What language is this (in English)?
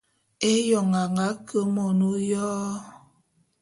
Bulu